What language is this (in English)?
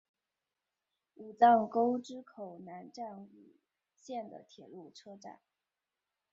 Chinese